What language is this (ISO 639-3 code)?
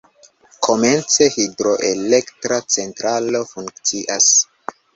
epo